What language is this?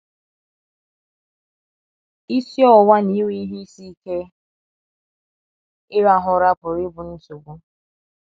Igbo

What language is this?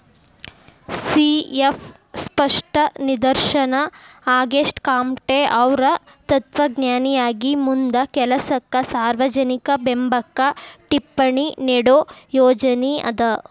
Kannada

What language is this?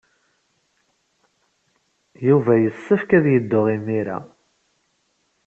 Kabyle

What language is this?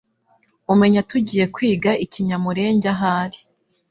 Kinyarwanda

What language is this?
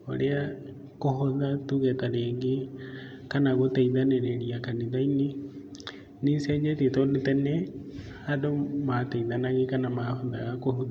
Kikuyu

